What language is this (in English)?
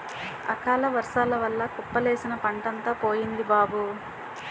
Telugu